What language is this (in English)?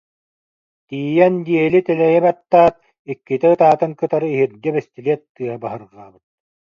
Yakut